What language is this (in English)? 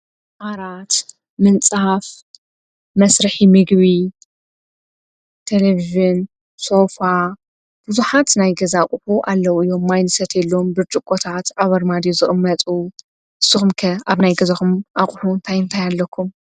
Tigrinya